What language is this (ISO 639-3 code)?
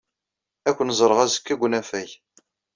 kab